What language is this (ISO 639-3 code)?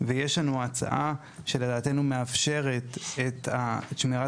heb